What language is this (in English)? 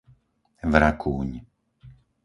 Slovak